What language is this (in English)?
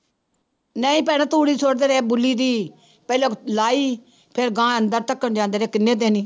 Punjabi